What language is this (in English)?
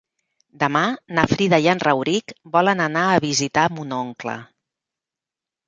Catalan